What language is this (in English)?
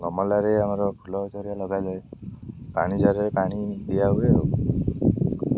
Odia